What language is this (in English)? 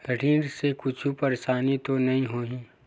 Chhattisgarhi